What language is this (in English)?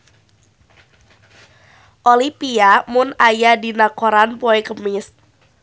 Sundanese